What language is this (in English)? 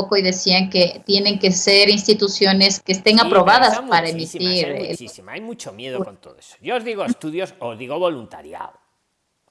Spanish